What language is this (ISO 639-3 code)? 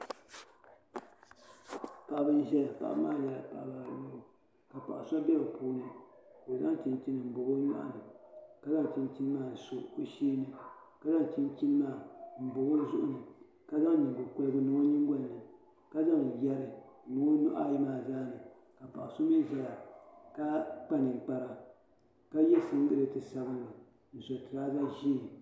dag